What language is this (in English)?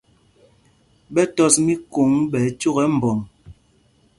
Mpumpong